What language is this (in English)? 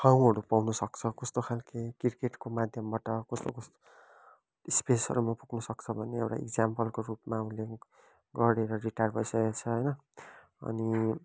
Nepali